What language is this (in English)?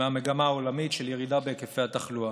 Hebrew